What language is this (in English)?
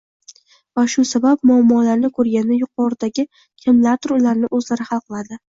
Uzbek